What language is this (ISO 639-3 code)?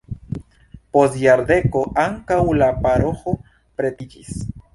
epo